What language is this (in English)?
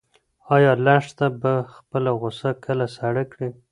Pashto